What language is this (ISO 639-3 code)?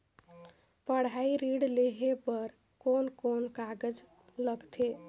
hne